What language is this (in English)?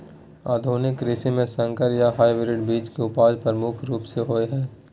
Maithili